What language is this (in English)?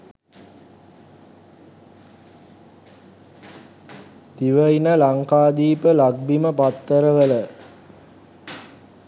Sinhala